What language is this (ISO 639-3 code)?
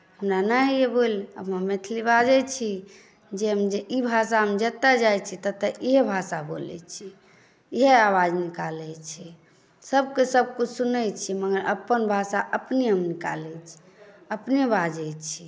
mai